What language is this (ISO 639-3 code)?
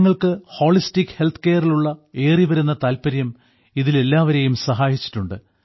mal